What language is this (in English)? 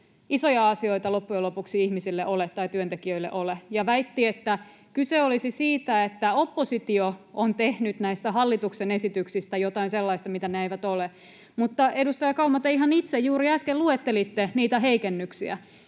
Finnish